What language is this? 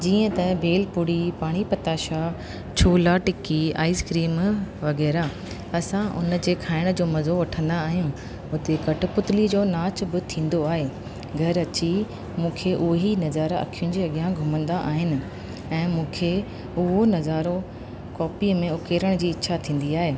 Sindhi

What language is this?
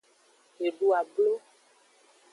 Aja (Benin)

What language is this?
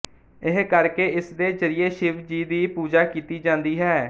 Punjabi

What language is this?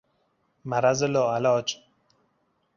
Persian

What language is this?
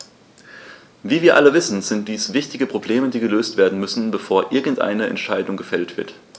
German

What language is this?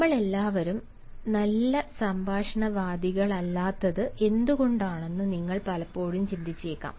Malayalam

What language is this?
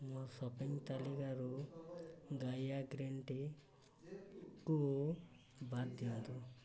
Odia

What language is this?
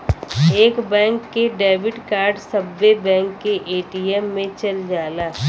Bhojpuri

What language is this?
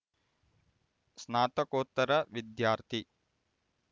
Kannada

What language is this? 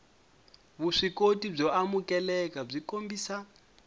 Tsonga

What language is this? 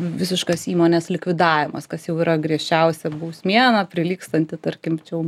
Lithuanian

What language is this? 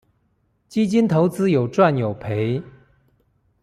Chinese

